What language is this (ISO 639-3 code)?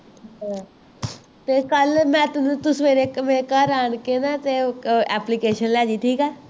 pan